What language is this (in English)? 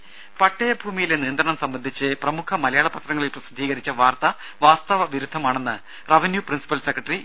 Malayalam